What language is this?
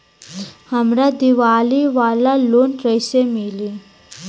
Bhojpuri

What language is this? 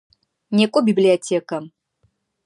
Adyghe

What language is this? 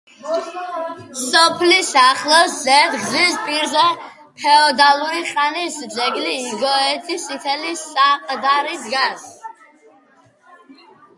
Georgian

